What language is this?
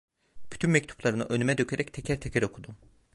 Turkish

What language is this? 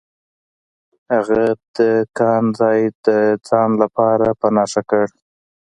Pashto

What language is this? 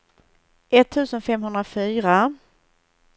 Swedish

